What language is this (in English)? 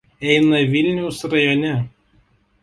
Lithuanian